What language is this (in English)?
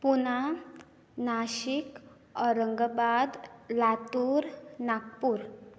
Konkani